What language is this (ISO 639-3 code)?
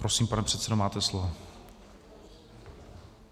ces